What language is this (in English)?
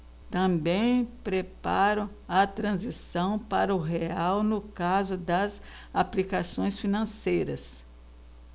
Portuguese